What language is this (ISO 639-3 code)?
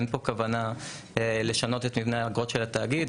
heb